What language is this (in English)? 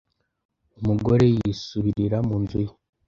Kinyarwanda